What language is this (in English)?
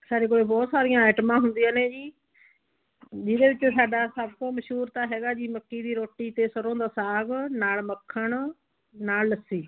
Punjabi